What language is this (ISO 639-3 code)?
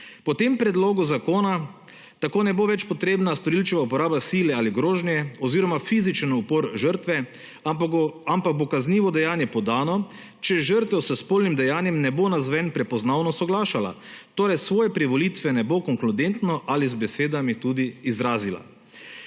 slv